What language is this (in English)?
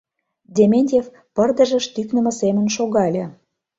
Mari